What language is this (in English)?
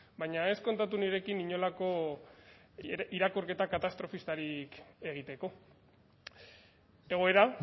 Basque